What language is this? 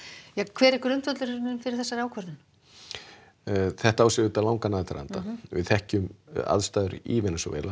Icelandic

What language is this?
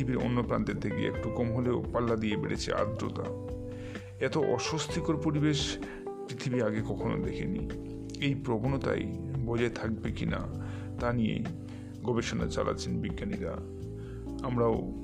Bangla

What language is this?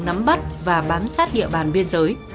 Vietnamese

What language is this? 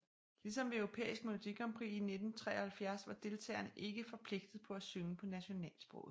Danish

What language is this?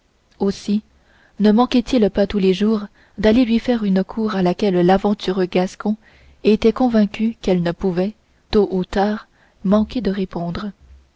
French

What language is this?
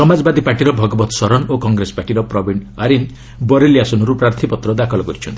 Odia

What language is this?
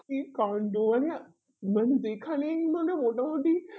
Bangla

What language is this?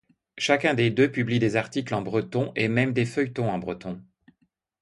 French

